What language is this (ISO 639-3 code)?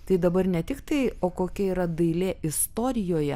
lit